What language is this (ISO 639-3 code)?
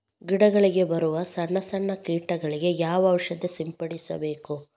kan